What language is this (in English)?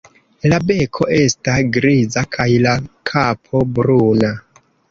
Esperanto